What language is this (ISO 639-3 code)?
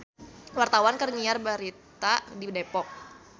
sun